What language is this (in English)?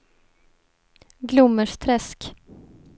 Swedish